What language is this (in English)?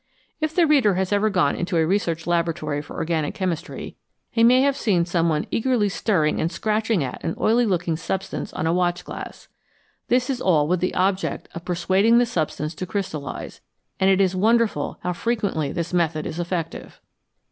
English